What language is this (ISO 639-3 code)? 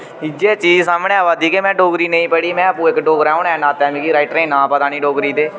doi